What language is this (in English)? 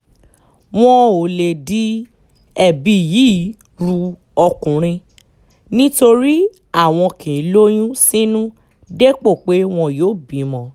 Yoruba